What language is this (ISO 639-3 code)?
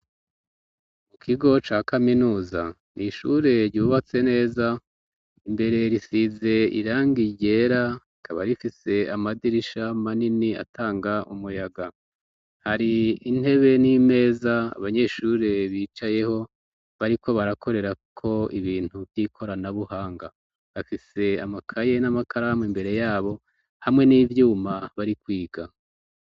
run